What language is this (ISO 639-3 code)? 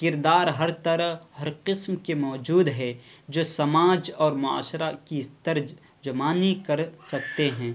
urd